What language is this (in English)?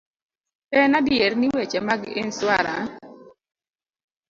Luo (Kenya and Tanzania)